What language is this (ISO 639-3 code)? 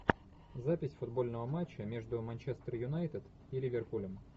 rus